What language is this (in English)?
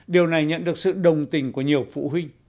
Vietnamese